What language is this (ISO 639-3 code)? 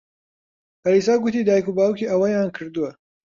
ckb